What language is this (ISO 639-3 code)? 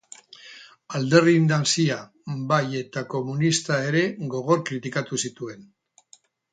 eus